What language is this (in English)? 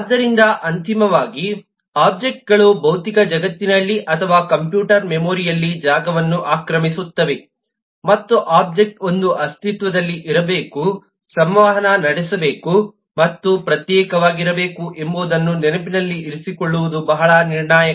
Kannada